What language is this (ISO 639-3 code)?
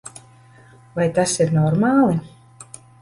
lav